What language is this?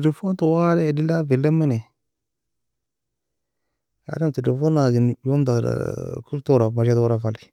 Nobiin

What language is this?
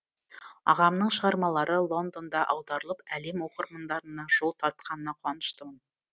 Kazakh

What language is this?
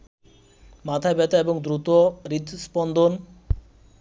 Bangla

